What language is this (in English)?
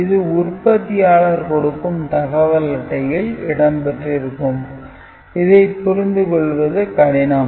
Tamil